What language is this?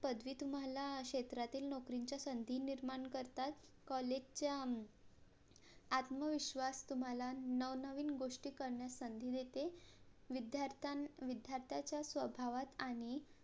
Marathi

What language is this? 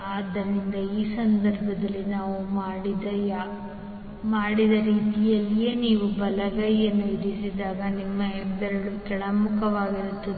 Kannada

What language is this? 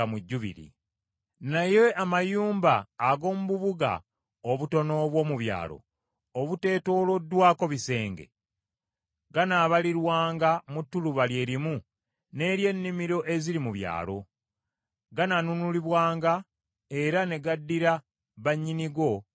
Ganda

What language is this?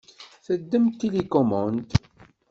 Kabyle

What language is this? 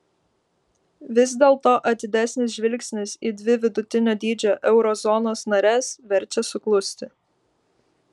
Lithuanian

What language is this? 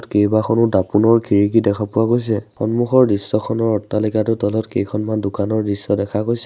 Assamese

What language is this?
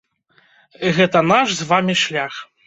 Belarusian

